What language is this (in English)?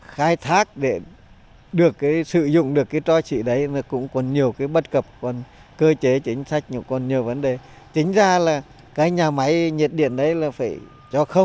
Vietnamese